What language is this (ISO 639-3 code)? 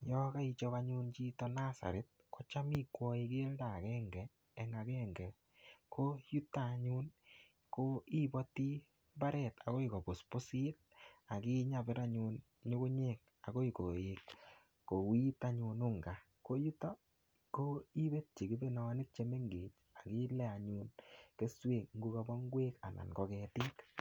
kln